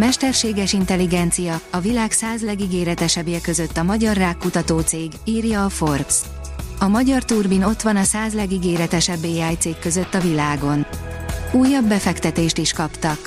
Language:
Hungarian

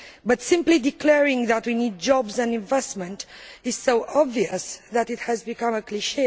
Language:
English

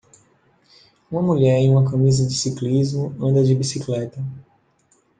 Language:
Portuguese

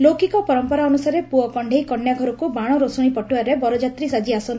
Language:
Odia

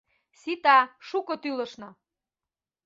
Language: Mari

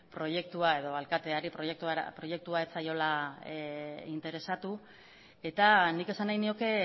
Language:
Basque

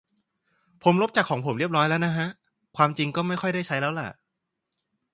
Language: Thai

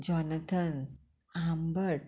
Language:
Konkani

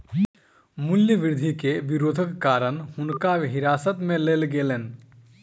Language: Maithili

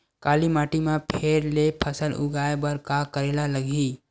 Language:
Chhattisgarhi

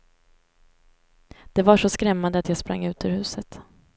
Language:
Swedish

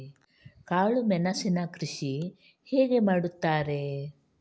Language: Kannada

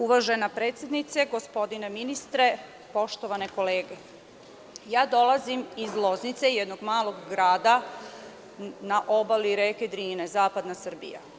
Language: Serbian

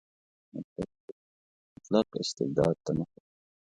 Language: Pashto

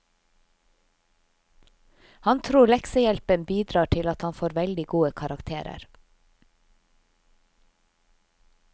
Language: Norwegian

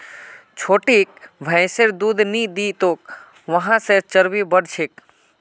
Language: Magahi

